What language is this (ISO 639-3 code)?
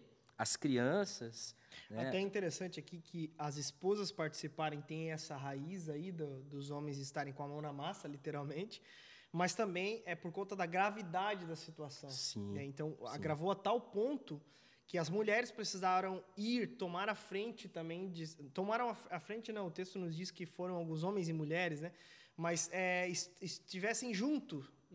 por